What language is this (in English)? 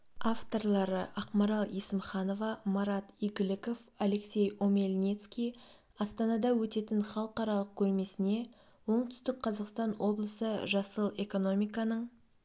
Kazakh